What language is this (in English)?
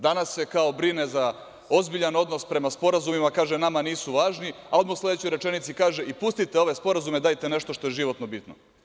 Serbian